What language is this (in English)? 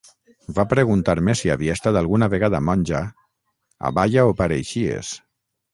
Catalan